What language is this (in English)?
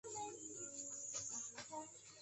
Chinese